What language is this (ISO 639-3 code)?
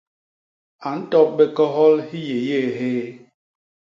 bas